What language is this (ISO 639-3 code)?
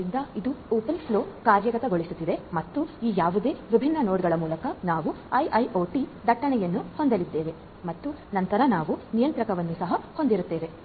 kan